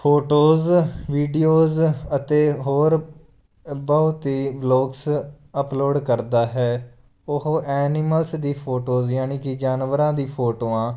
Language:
Punjabi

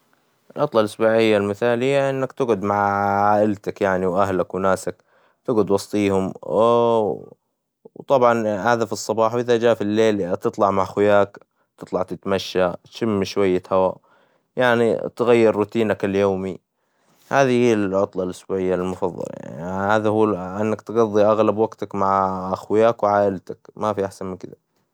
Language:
Hijazi Arabic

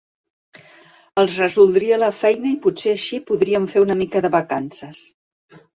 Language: Catalan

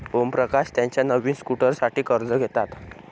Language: Marathi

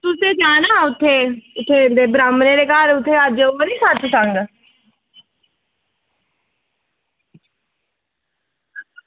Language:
Dogri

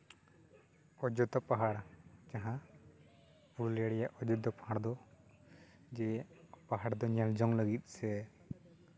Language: Santali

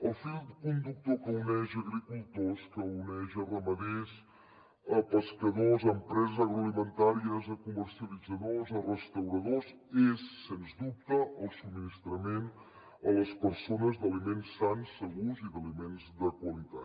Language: Catalan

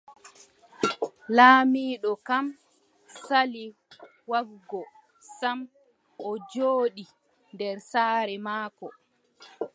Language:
Adamawa Fulfulde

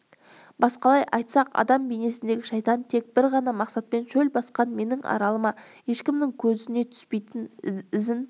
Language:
Kazakh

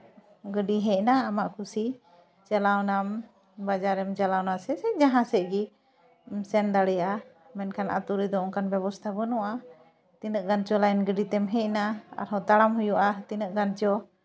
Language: Santali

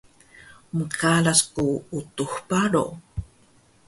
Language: Taroko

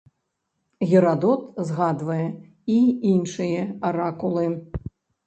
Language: Belarusian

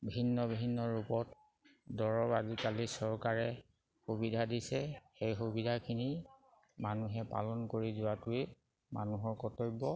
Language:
Assamese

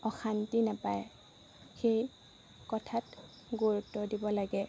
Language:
Assamese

